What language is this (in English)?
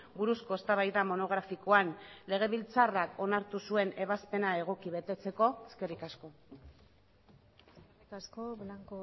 Basque